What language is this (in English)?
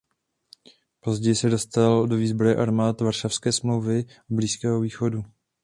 Czech